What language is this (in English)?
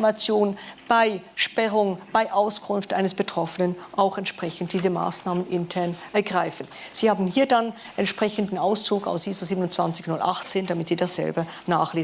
German